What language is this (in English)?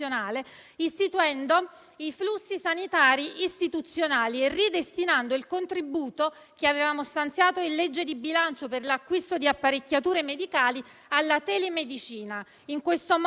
Italian